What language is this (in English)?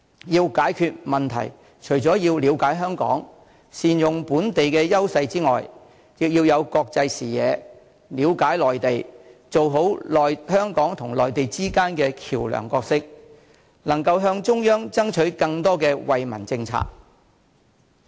Cantonese